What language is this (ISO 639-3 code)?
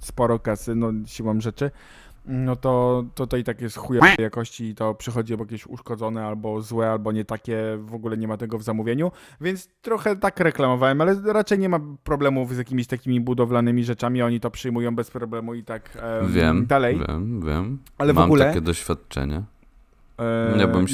pol